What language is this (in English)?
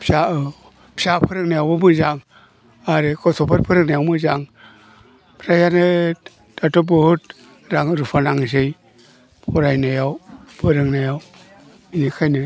Bodo